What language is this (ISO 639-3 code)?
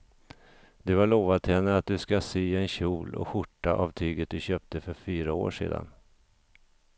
swe